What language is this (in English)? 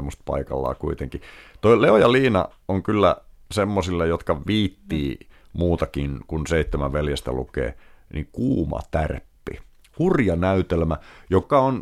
Finnish